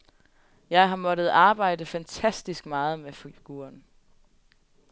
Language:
Danish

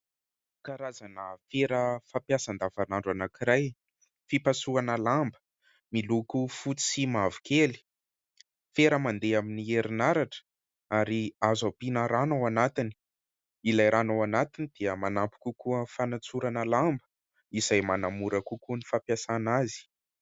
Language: Malagasy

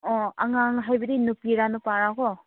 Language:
Manipuri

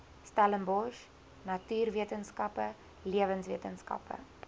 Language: Afrikaans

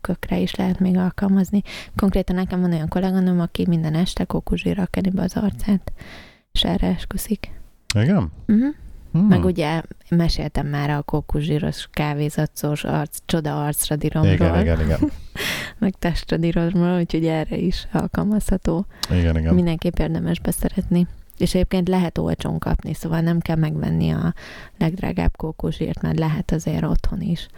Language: Hungarian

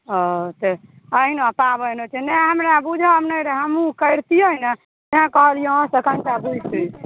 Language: Maithili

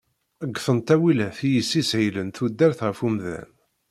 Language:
Kabyle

